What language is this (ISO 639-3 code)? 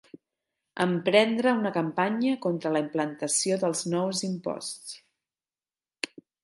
cat